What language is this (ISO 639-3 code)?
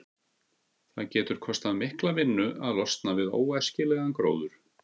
isl